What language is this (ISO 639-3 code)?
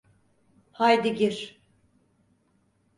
tur